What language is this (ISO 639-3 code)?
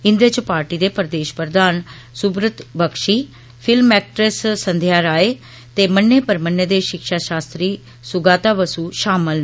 doi